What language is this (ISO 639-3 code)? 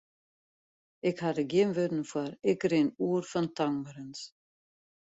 fry